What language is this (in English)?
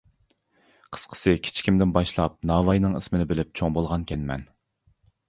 Uyghur